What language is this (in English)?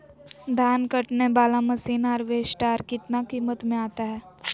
Magahi